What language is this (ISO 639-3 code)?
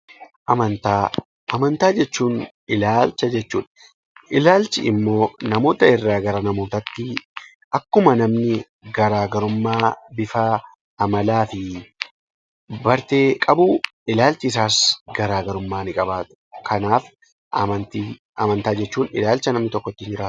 orm